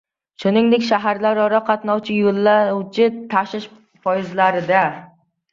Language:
Uzbek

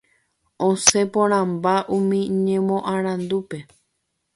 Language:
Guarani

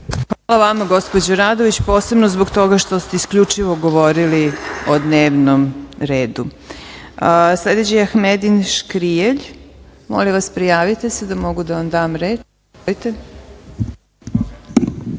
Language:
Serbian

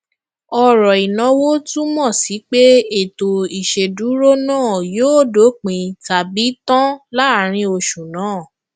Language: Yoruba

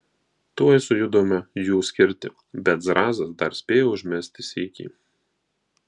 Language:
Lithuanian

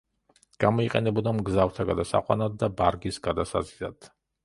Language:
Georgian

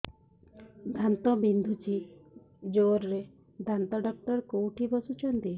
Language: Odia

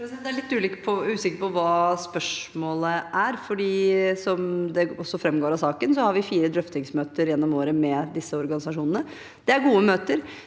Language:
Norwegian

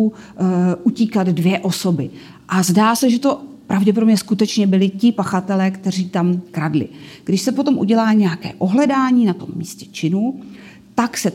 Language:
Czech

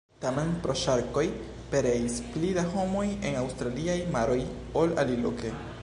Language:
Esperanto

